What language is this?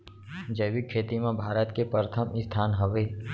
Chhattisgarhi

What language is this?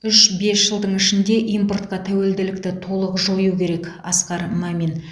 Kazakh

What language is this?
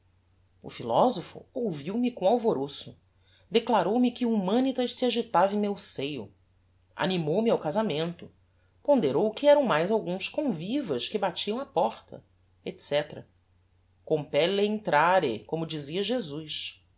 Portuguese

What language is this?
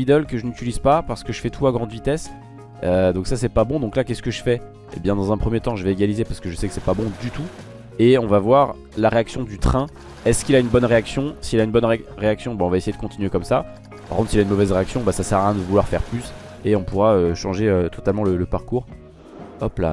French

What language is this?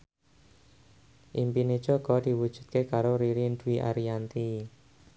Javanese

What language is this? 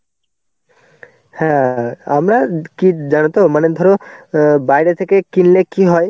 Bangla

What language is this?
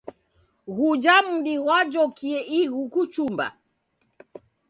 Taita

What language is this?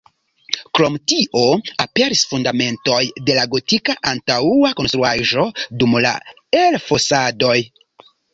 Esperanto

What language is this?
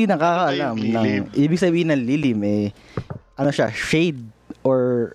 Filipino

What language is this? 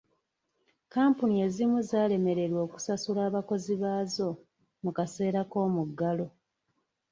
Ganda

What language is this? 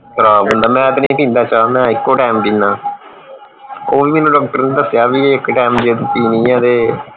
Punjabi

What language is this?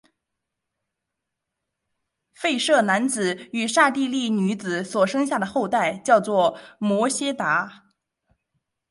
Chinese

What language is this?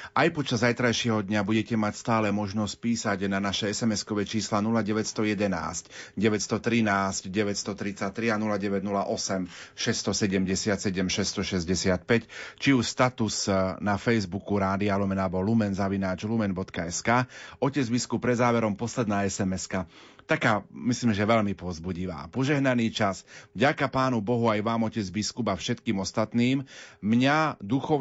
Slovak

